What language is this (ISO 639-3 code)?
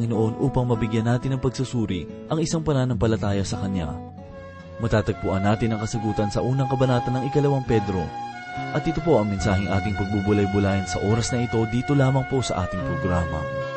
fil